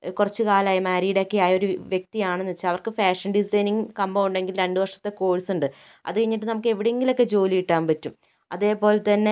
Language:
Malayalam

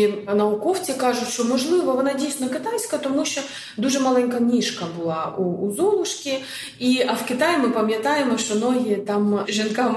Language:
Ukrainian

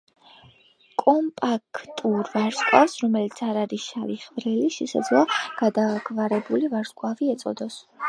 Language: Georgian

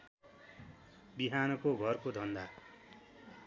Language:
Nepali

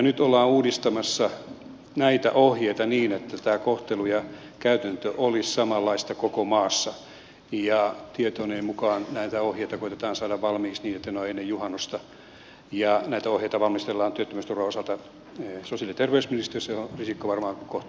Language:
Finnish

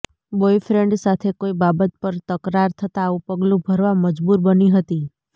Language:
Gujarati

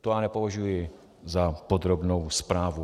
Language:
Czech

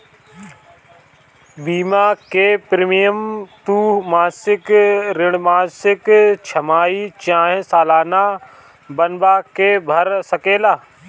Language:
Bhojpuri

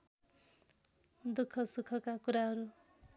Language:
Nepali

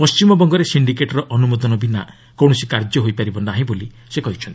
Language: Odia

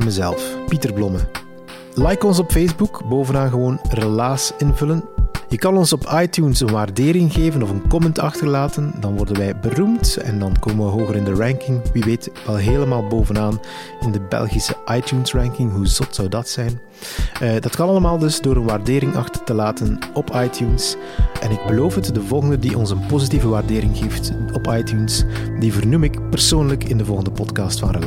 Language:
Dutch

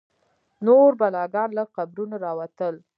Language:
Pashto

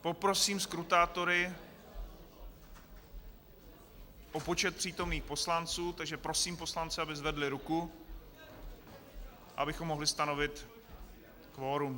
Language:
Czech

